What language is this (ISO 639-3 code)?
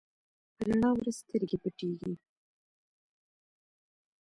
pus